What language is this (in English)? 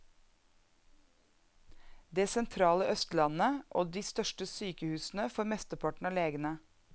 Norwegian